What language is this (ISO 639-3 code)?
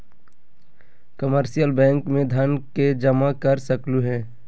mag